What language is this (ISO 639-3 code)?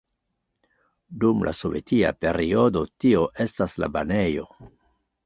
epo